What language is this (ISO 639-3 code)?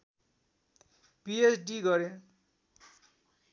nep